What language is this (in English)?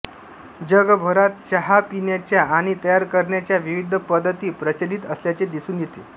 Marathi